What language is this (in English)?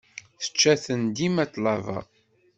Kabyle